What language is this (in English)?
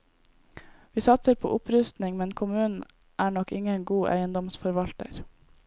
Norwegian